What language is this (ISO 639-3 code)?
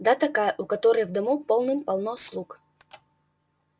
rus